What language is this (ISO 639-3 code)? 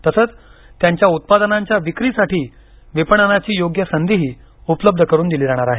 mar